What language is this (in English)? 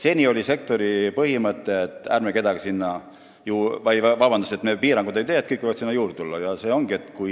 Estonian